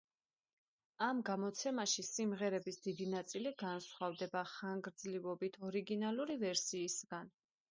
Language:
Georgian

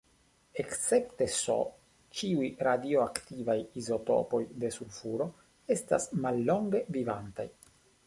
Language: Esperanto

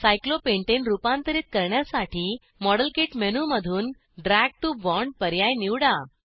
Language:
Marathi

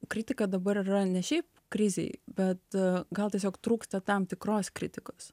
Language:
Lithuanian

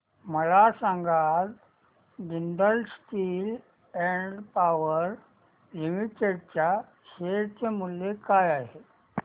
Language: Marathi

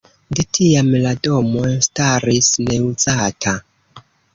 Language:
Esperanto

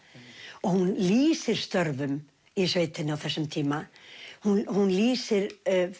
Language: Icelandic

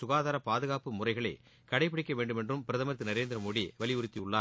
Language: Tamil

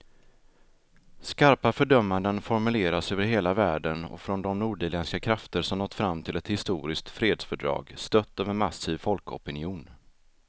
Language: Swedish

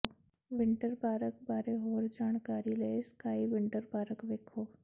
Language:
Punjabi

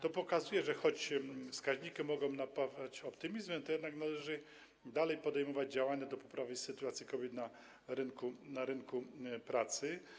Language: Polish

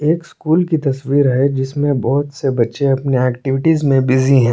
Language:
Hindi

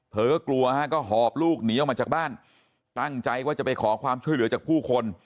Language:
Thai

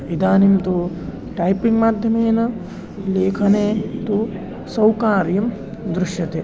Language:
Sanskrit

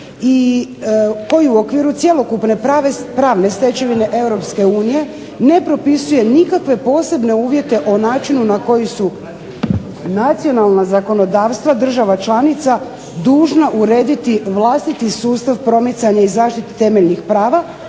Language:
Croatian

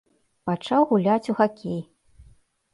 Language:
Belarusian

